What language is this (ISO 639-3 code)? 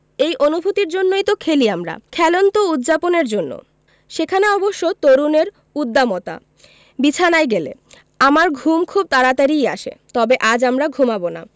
ben